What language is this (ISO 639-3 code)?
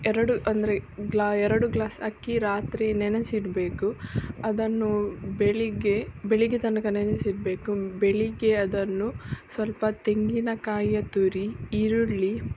kan